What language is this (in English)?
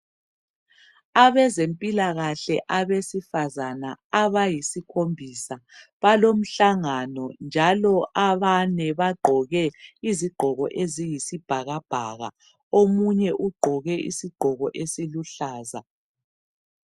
North Ndebele